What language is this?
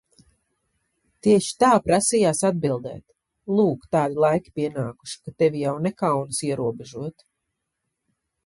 Latvian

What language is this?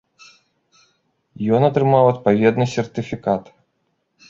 Belarusian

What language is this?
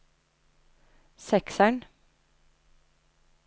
Norwegian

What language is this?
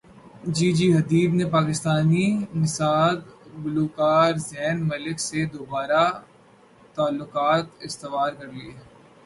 Urdu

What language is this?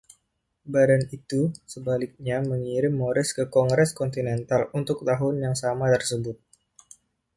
Indonesian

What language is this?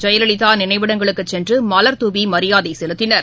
Tamil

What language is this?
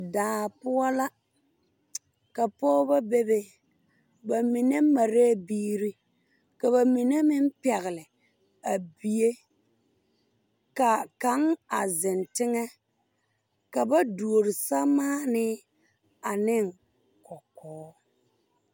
Southern Dagaare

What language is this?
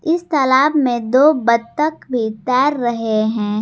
Hindi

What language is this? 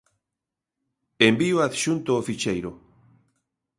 Galician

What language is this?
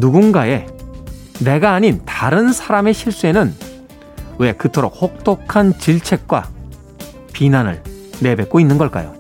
Korean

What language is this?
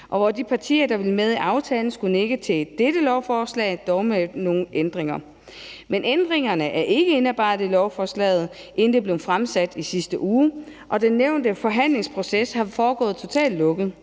Danish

